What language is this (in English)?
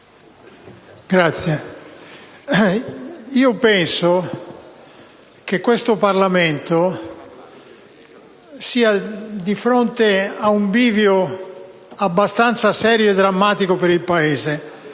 Italian